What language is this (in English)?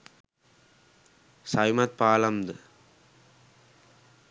Sinhala